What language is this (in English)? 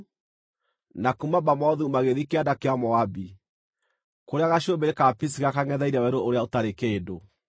Kikuyu